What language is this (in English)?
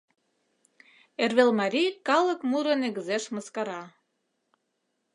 Mari